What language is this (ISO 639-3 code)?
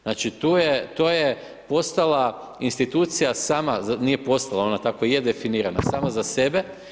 hrv